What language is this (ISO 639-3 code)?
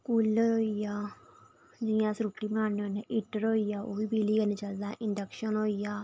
doi